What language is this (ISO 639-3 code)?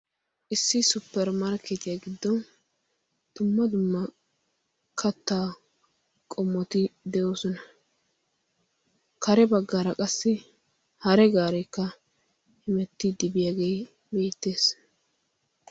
wal